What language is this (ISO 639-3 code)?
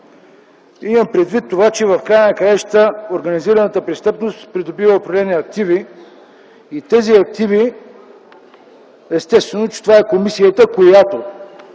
bul